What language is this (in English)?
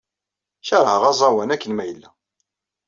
Kabyle